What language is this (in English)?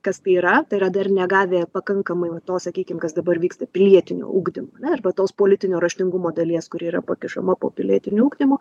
Lithuanian